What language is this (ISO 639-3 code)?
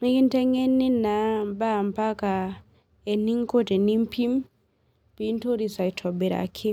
mas